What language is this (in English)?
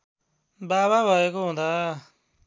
Nepali